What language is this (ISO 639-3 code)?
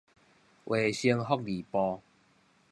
nan